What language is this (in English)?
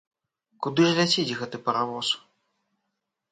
Belarusian